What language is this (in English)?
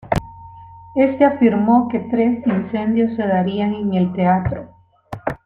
Spanish